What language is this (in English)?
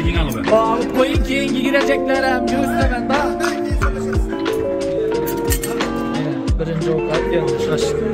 Turkish